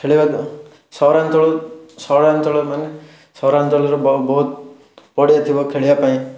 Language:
Odia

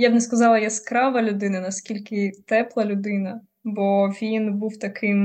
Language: Ukrainian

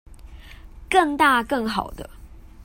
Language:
Chinese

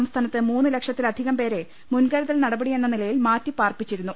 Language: Malayalam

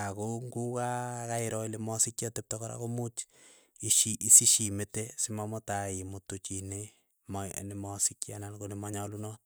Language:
Keiyo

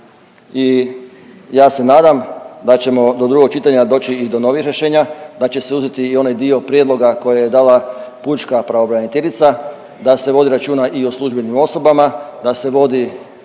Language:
Croatian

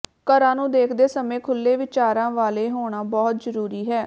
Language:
Punjabi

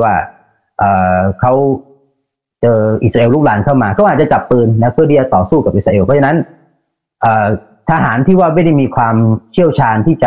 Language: Thai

